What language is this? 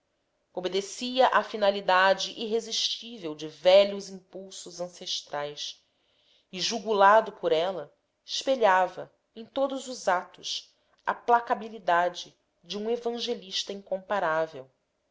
Portuguese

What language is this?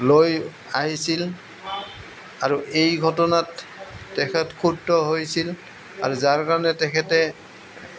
Assamese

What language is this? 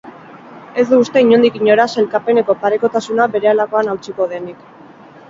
Basque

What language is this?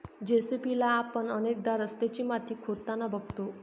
Marathi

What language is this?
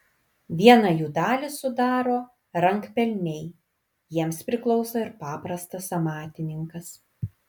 Lithuanian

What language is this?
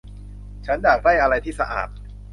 Thai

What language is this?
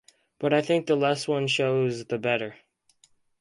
English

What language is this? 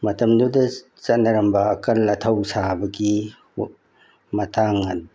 Manipuri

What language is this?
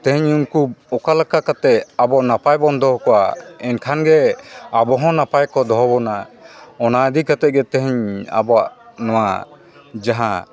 Santali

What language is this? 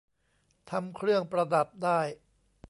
Thai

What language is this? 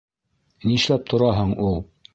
Bashkir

